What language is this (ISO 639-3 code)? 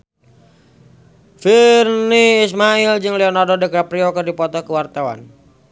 sun